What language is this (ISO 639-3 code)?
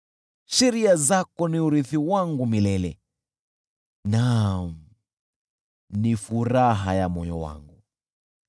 swa